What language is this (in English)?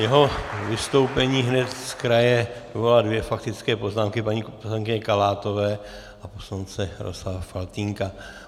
Czech